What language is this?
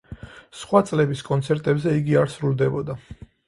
Georgian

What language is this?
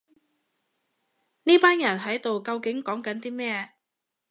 Cantonese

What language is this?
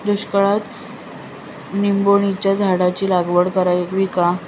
Marathi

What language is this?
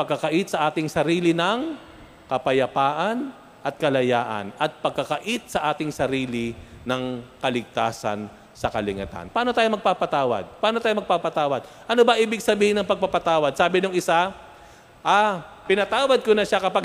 Filipino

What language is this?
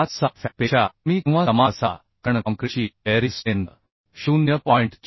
Marathi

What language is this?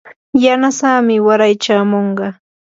Yanahuanca Pasco Quechua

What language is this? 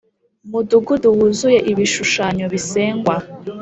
Kinyarwanda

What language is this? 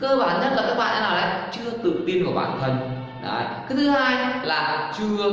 Vietnamese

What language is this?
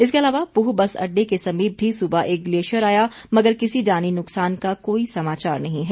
Hindi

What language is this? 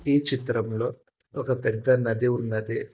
Telugu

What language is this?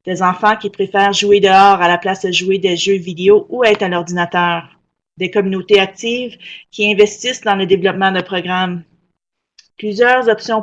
French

